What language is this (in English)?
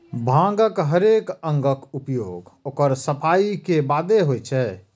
Maithili